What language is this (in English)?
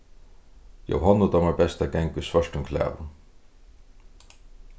Faroese